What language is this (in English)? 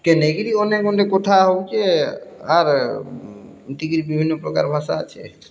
Odia